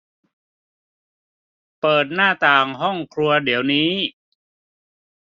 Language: Thai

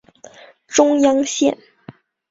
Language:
Chinese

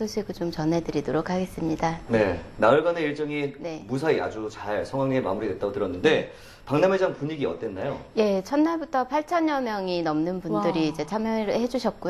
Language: Korean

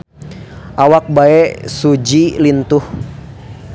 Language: Sundanese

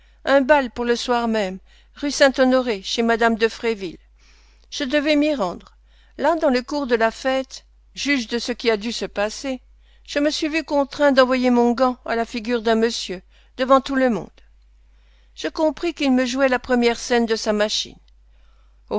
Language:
French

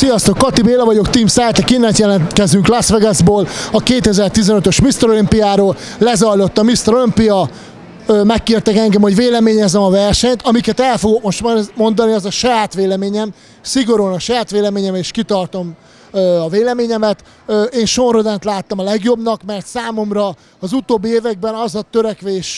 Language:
Hungarian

